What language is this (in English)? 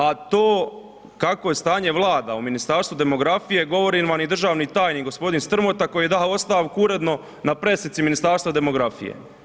Croatian